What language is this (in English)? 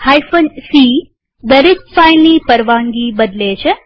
Gujarati